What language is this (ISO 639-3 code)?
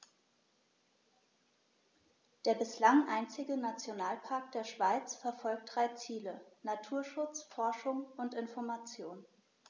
deu